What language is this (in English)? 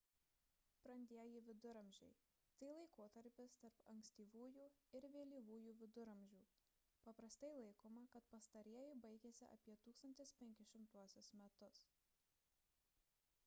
Lithuanian